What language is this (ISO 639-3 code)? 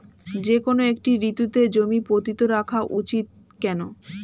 ben